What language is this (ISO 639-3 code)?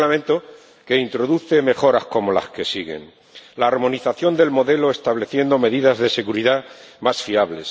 spa